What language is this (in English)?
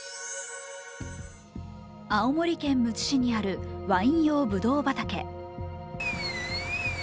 Japanese